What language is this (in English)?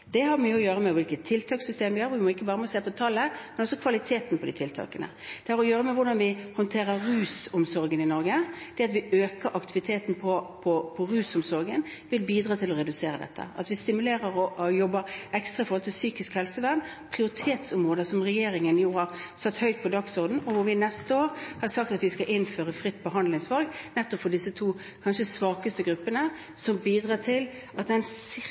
Norwegian Bokmål